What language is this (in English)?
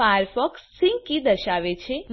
Gujarati